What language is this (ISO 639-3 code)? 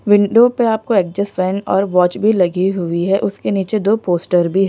hin